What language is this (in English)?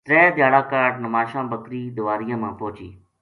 Gujari